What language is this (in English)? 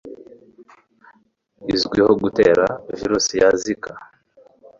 Kinyarwanda